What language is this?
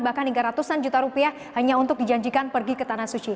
Indonesian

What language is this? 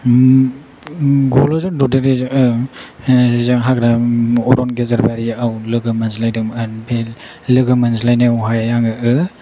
Bodo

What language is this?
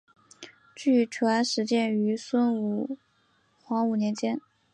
Chinese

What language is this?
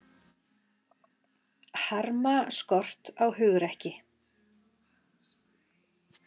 Icelandic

